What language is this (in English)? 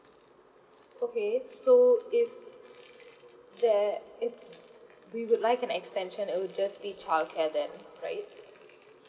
English